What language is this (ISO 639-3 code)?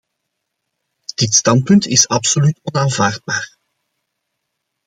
nld